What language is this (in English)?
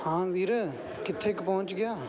Punjabi